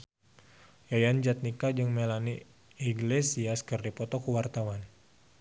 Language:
Sundanese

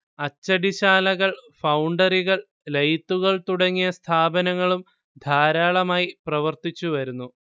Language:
Malayalam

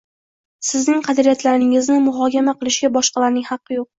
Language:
Uzbek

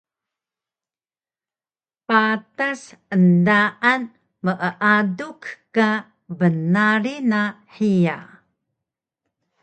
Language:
Taroko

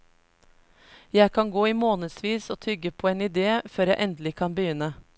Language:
Norwegian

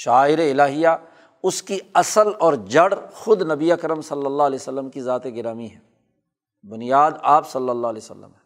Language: Urdu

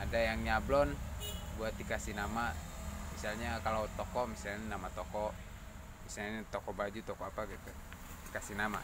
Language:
Indonesian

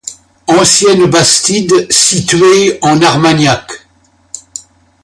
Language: French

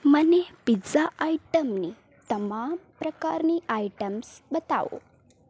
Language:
Gujarati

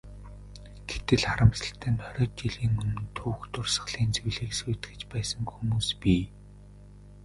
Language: Mongolian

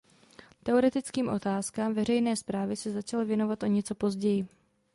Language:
Czech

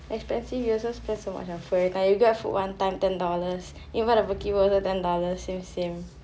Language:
English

